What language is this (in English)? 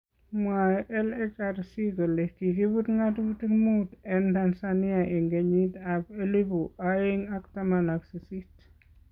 Kalenjin